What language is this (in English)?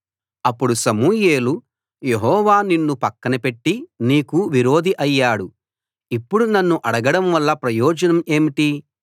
Telugu